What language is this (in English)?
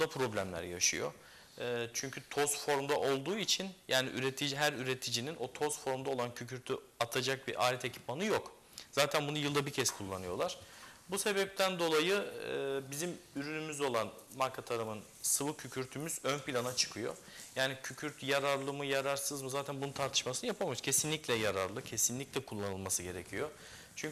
Turkish